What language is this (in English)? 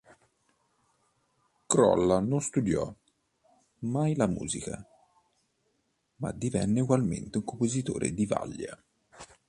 Italian